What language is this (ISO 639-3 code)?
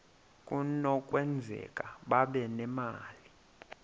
xho